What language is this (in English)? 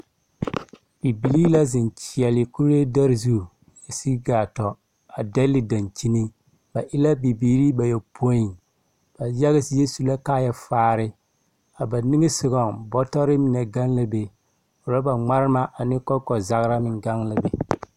Southern Dagaare